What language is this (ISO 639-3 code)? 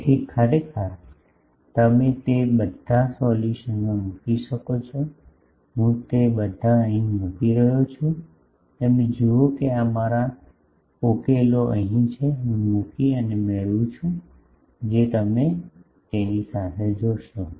guj